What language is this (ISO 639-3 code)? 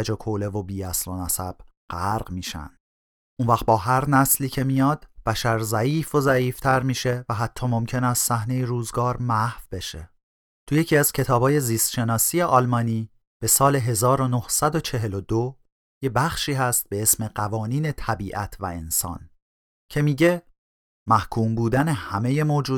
fas